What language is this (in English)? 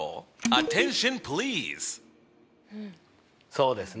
Japanese